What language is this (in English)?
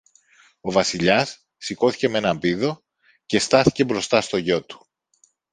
Greek